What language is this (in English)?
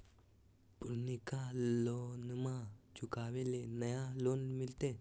Magahi